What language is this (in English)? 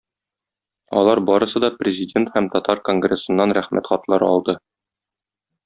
Tatar